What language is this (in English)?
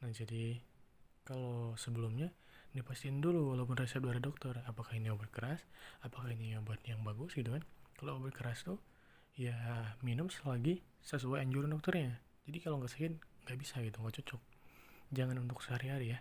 Indonesian